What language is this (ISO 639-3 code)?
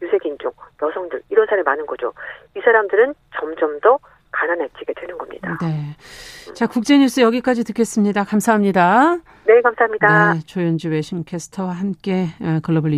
kor